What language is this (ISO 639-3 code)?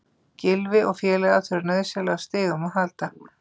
isl